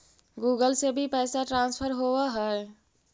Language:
Magahi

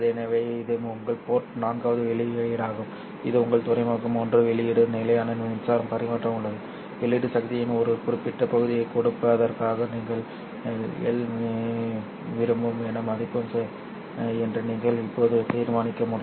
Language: Tamil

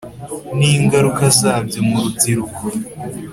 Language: Kinyarwanda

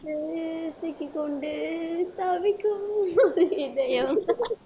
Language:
Tamil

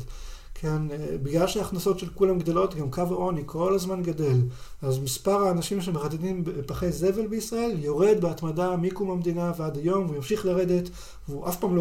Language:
Hebrew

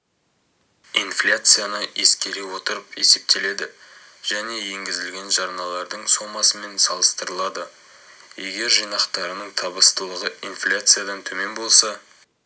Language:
Kazakh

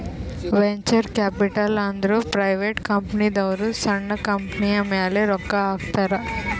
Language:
Kannada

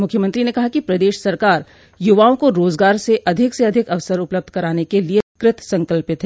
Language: Hindi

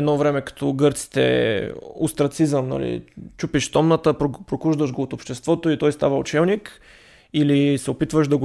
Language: Bulgarian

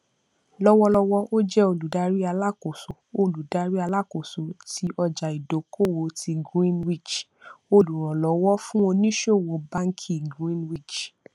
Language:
Yoruba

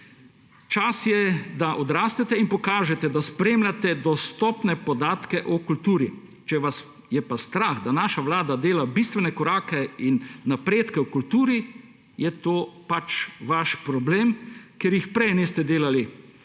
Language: Slovenian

